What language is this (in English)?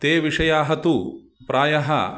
Sanskrit